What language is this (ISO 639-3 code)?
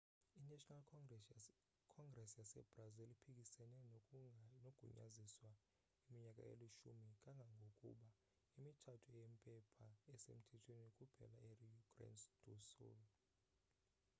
xho